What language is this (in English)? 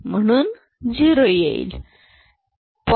Marathi